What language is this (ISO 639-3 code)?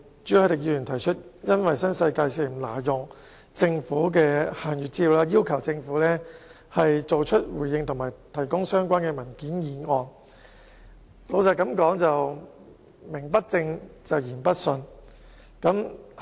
yue